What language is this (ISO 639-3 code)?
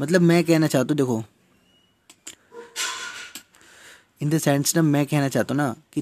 hin